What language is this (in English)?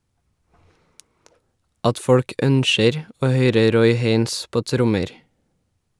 Norwegian